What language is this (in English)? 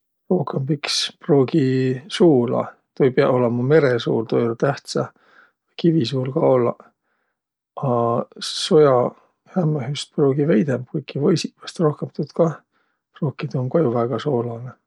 Võro